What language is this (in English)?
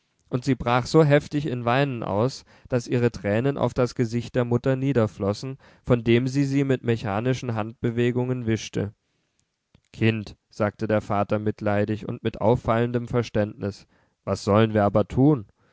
German